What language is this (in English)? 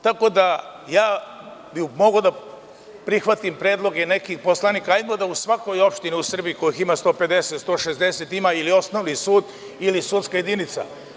Serbian